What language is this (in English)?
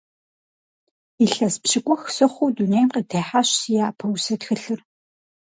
Kabardian